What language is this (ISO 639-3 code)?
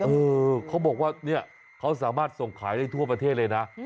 tha